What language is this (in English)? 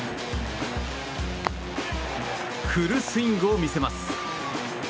Japanese